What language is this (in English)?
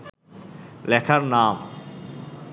Bangla